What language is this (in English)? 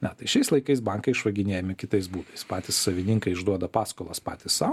Lithuanian